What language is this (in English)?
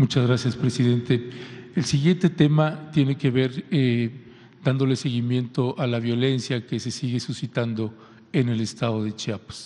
Spanish